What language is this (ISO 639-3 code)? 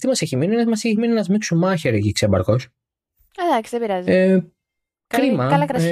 ell